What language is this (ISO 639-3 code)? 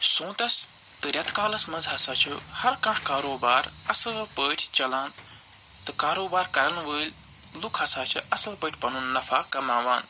kas